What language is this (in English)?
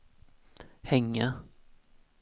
Swedish